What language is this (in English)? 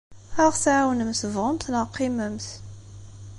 Kabyle